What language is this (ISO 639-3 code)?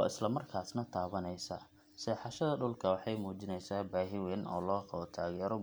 som